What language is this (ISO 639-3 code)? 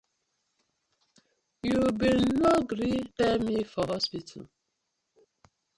pcm